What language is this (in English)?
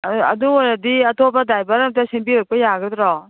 Manipuri